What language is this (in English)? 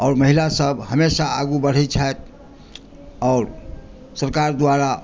Maithili